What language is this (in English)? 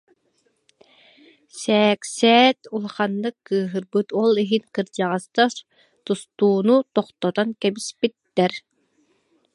Yakut